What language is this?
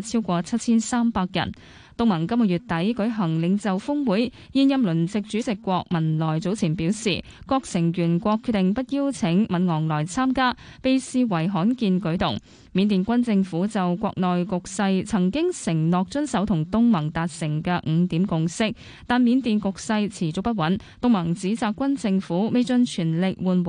Chinese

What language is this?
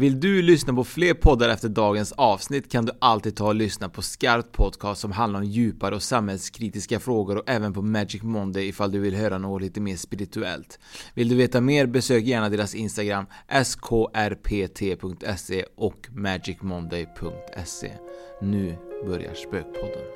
Swedish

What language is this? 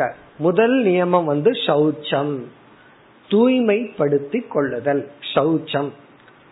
Tamil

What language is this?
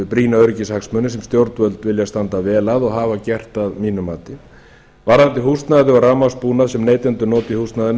Icelandic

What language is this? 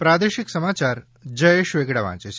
Gujarati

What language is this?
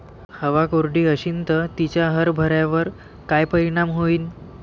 Marathi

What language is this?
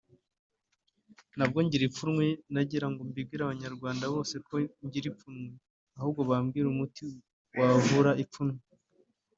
Kinyarwanda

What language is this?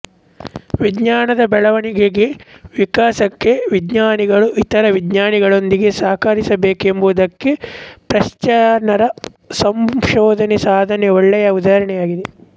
Kannada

